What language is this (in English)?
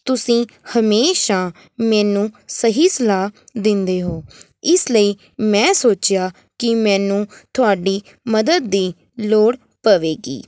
Punjabi